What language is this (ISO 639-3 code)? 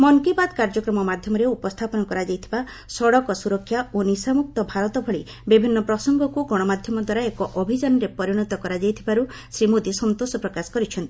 ori